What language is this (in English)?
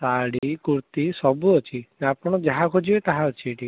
Odia